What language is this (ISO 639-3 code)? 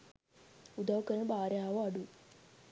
sin